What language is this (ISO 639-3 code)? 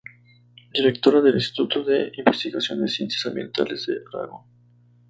spa